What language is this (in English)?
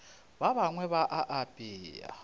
Northern Sotho